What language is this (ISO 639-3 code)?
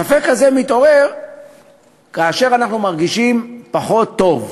heb